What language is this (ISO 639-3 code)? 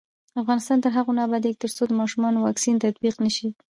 pus